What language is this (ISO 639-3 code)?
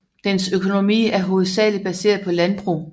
dan